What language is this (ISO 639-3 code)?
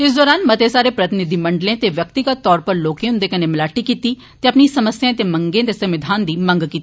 doi